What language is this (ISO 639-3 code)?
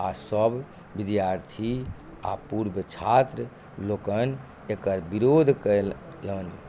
mai